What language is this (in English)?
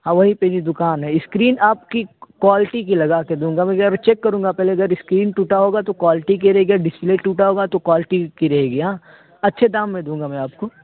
Urdu